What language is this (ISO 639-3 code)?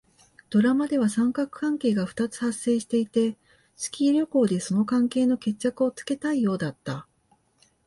jpn